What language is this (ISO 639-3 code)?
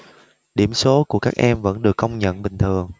vie